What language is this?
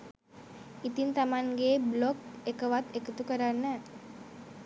Sinhala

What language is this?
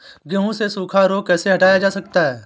Hindi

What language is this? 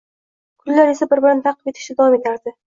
Uzbek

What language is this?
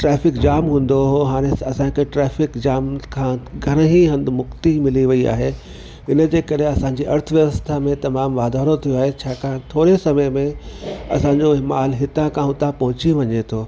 Sindhi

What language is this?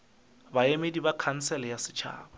Northern Sotho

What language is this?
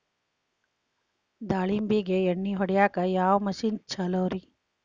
Kannada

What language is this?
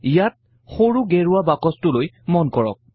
Assamese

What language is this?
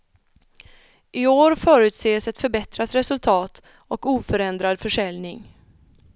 Swedish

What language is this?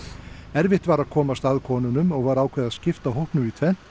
Icelandic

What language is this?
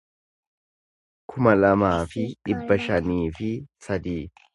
Oromo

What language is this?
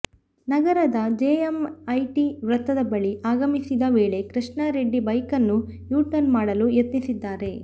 Kannada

